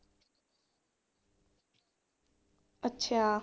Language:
Punjabi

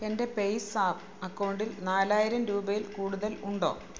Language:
Malayalam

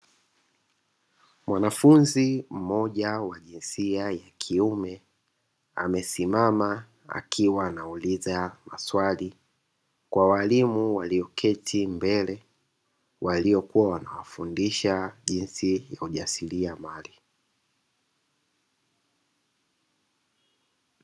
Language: Swahili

